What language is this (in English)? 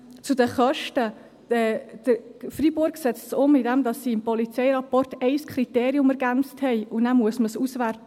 Swiss German